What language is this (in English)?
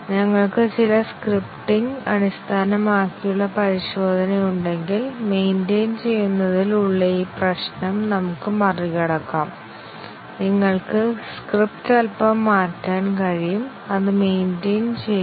Malayalam